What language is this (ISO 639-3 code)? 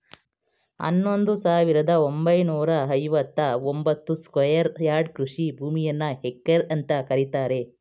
kan